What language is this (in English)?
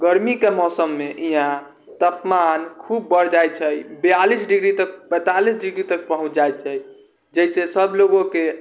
Maithili